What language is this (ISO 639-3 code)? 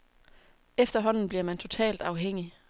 dan